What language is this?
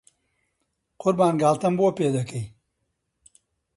Central Kurdish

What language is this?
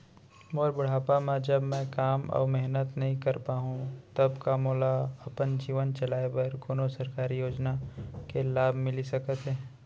Chhattisgarhi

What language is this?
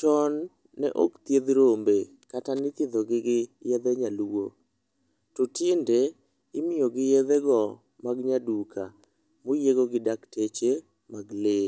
Luo (Kenya and Tanzania)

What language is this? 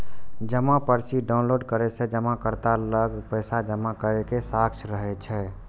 Maithili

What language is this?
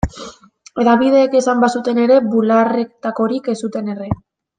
Basque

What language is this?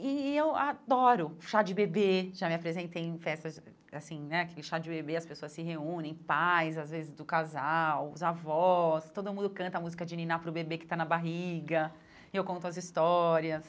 Portuguese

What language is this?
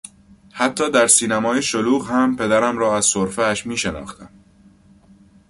Persian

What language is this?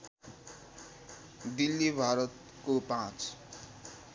Nepali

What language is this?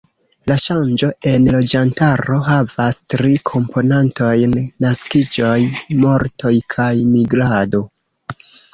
Esperanto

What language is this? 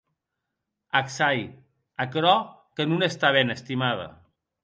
Occitan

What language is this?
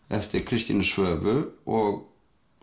Icelandic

